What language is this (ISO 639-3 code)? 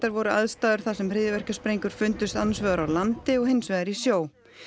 isl